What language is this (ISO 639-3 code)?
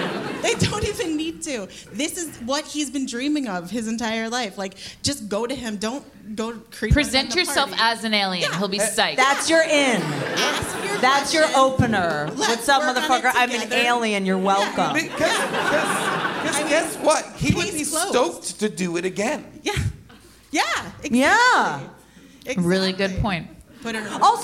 eng